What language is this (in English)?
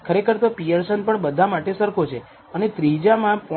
Gujarati